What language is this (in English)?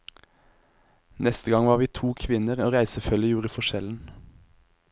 Norwegian